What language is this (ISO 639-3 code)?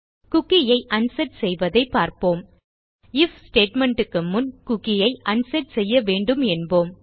tam